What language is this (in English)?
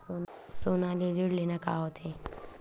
Chhattisgarhi